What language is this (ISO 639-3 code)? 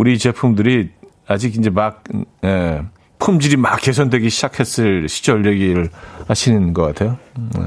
kor